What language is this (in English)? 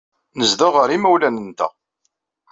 Kabyle